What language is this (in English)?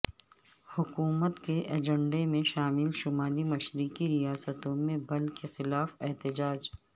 Urdu